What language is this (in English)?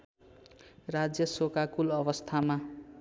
Nepali